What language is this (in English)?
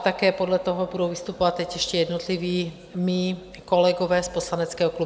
Czech